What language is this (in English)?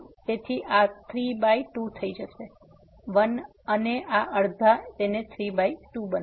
Gujarati